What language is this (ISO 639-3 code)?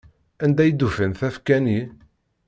kab